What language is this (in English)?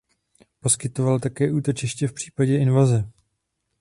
Czech